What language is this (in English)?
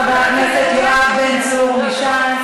Hebrew